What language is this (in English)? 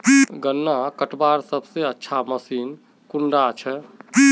Magahi